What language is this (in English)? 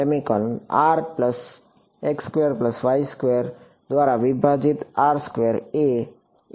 Gujarati